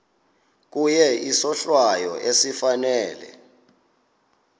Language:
Xhosa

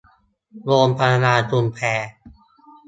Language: Thai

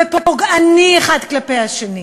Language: Hebrew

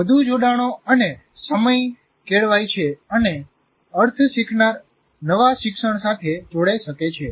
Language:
Gujarati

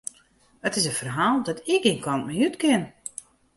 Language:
Western Frisian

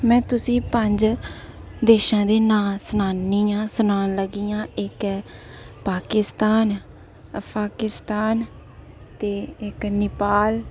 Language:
Dogri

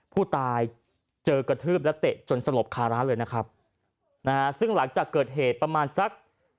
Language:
Thai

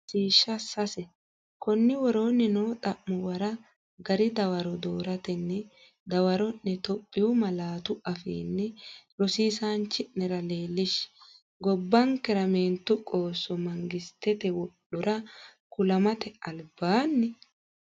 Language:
Sidamo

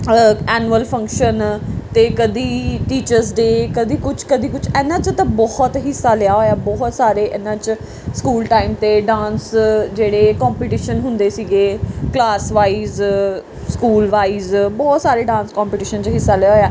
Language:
Punjabi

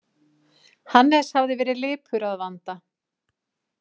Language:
Icelandic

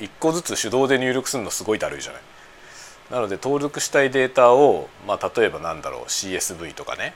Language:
Japanese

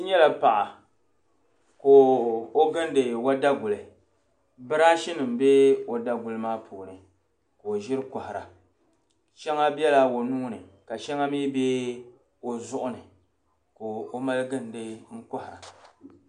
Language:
Dagbani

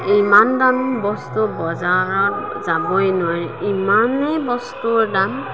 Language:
Assamese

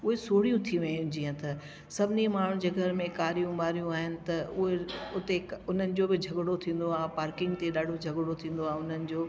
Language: Sindhi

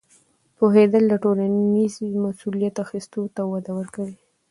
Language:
Pashto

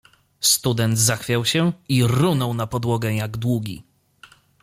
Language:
Polish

